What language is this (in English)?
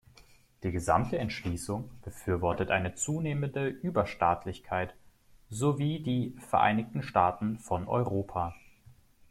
German